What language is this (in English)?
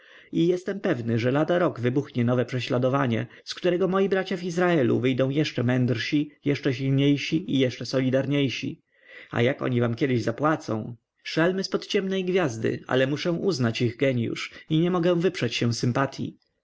Polish